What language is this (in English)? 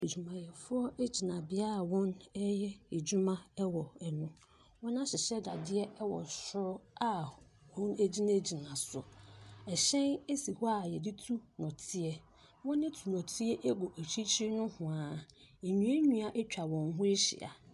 Akan